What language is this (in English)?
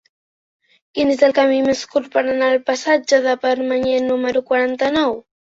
Catalan